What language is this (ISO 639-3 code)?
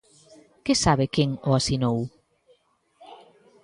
glg